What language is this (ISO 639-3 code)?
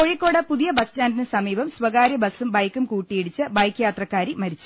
mal